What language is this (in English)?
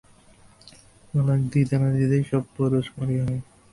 Bangla